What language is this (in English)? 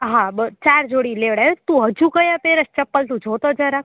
Gujarati